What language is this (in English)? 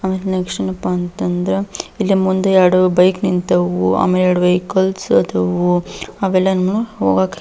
Kannada